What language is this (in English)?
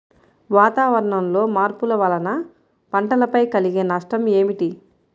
Telugu